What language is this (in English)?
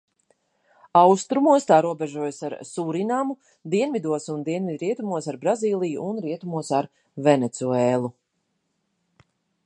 Latvian